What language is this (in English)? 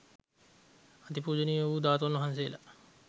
Sinhala